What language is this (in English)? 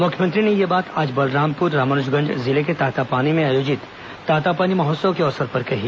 Hindi